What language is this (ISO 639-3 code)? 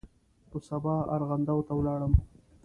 pus